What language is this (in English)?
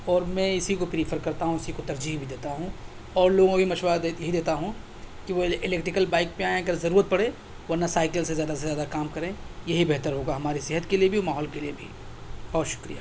Urdu